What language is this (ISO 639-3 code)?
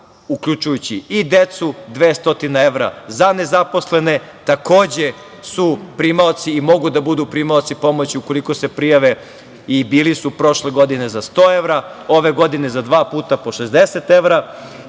srp